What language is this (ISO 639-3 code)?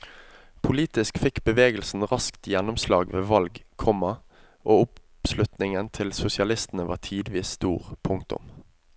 nor